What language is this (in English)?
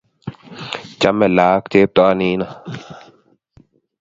Kalenjin